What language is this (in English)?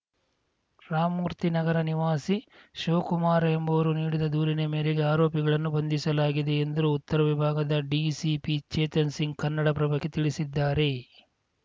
Kannada